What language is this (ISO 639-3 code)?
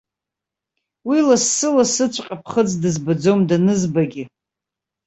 abk